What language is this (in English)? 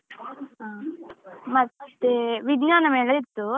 Kannada